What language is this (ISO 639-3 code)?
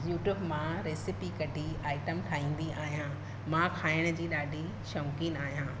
snd